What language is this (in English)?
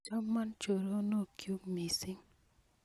Kalenjin